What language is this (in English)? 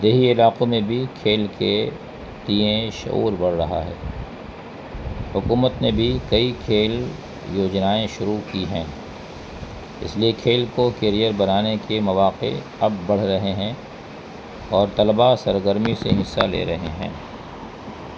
Urdu